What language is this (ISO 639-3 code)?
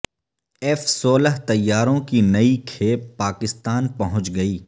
urd